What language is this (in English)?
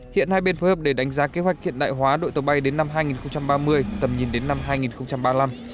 Vietnamese